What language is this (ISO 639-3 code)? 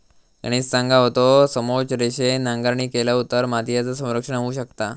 mar